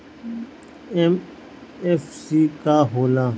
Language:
Bhojpuri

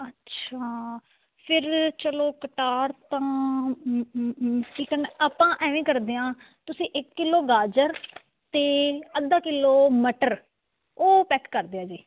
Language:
Punjabi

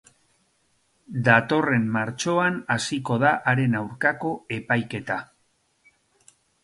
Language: Basque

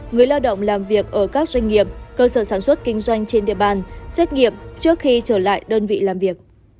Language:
Vietnamese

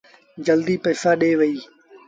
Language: Sindhi Bhil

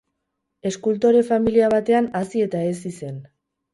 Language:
Basque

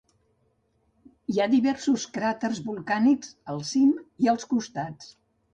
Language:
Catalan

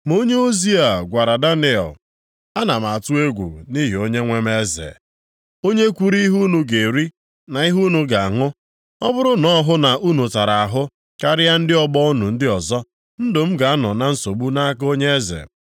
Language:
Igbo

